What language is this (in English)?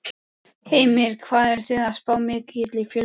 Icelandic